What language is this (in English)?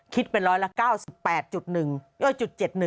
Thai